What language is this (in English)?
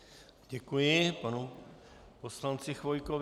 Czech